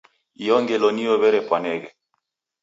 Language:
Taita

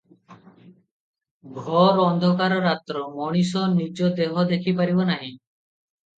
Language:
Odia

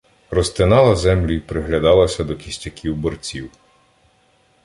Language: Ukrainian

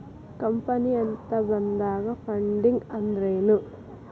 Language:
Kannada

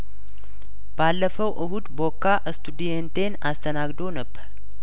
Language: Amharic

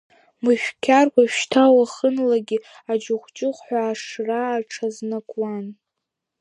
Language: Abkhazian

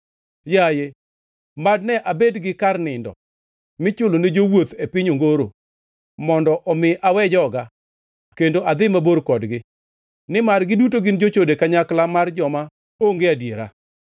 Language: Luo (Kenya and Tanzania)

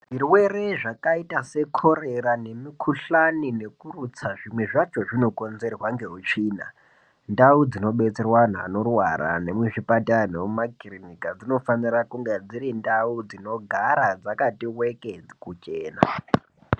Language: Ndau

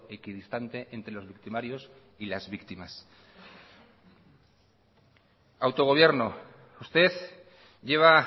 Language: Spanish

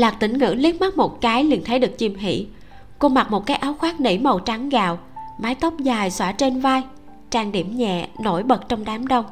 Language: Vietnamese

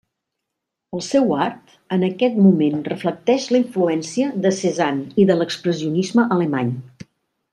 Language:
Catalan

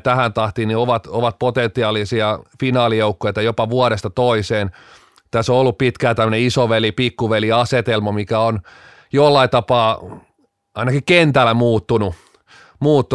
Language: Finnish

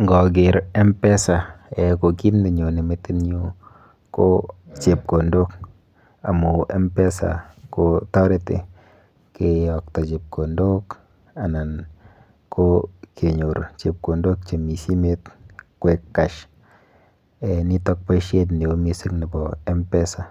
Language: Kalenjin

